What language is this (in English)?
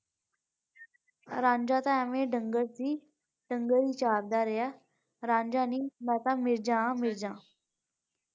Punjabi